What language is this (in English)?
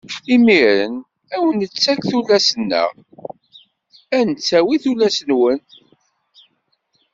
Kabyle